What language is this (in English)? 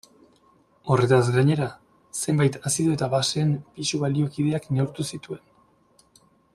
Basque